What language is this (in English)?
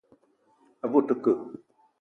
Eton (Cameroon)